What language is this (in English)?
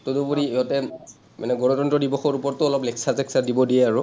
Assamese